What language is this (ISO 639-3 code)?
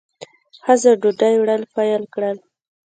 pus